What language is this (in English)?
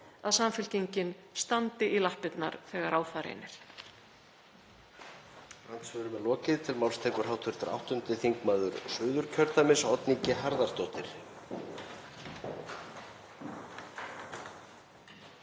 Icelandic